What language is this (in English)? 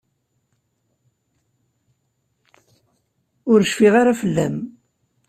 Kabyle